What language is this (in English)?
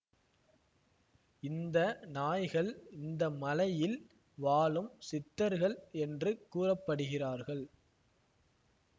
Tamil